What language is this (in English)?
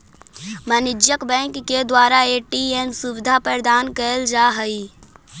Magahi